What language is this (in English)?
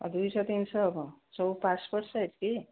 Odia